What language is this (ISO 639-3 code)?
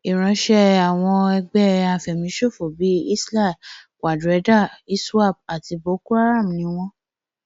yor